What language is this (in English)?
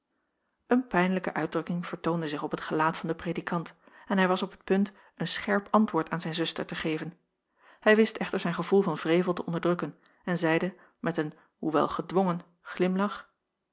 Dutch